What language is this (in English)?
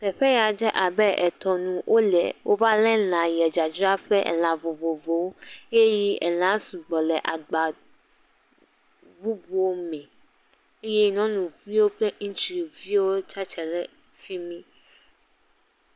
Ewe